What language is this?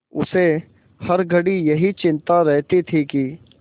Hindi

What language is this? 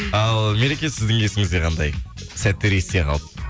Kazakh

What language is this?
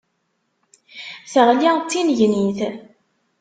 Kabyle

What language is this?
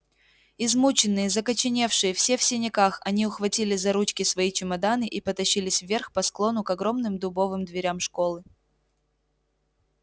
Russian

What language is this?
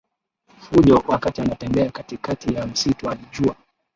Swahili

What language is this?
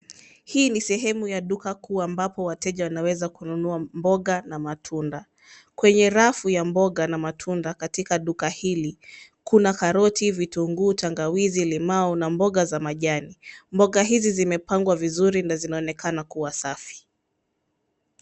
Swahili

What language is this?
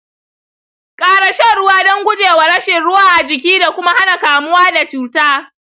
Hausa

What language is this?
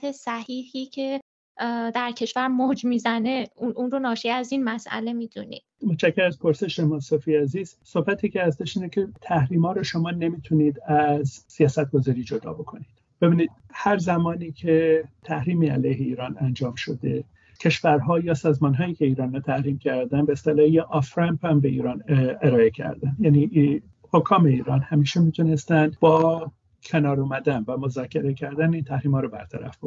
Persian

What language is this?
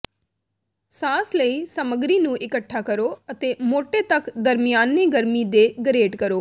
Punjabi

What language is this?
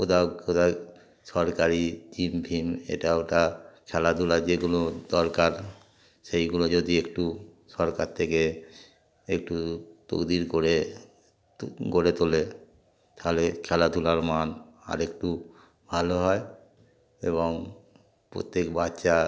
Bangla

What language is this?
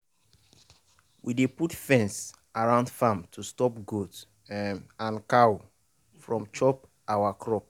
Nigerian Pidgin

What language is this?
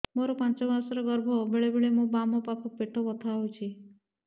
Odia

